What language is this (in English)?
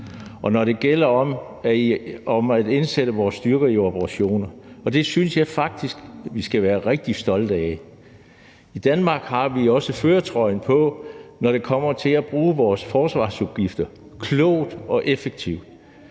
Danish